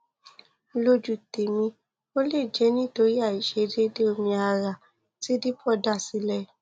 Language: Yoruba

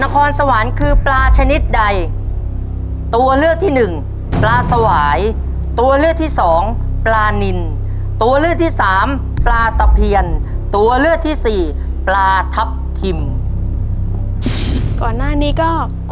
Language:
Thai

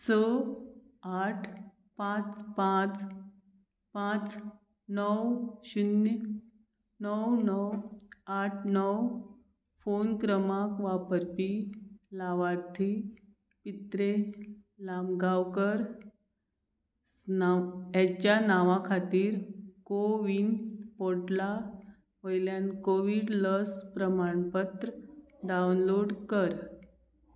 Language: Konkani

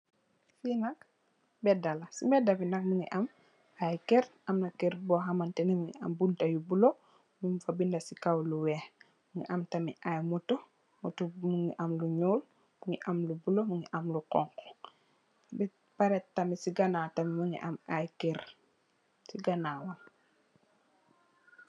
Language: Wolof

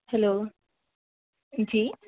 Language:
Urdu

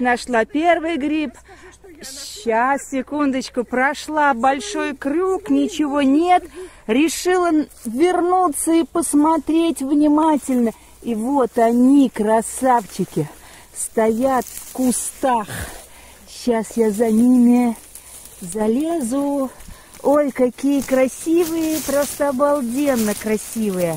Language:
Russian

